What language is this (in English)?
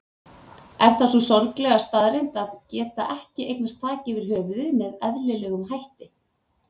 Icelandic